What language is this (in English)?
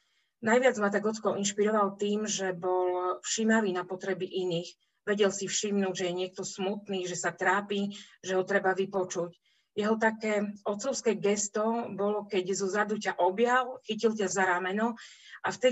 Slovak